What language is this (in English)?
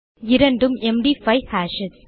Tamil